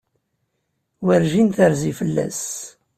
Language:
Kabyle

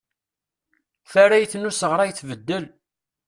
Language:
Kabyle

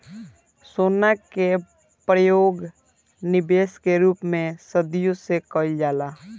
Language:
Bhojpuri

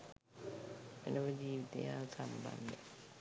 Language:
Sinhala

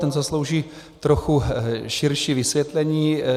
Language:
Czech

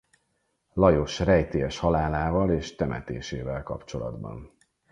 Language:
Hungarian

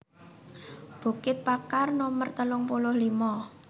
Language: Javanese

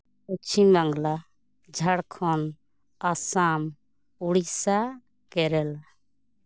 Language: Santali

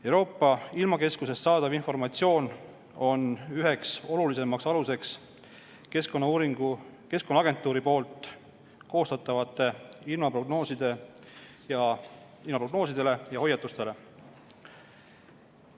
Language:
Estonian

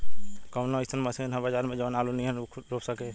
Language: Bhojpuri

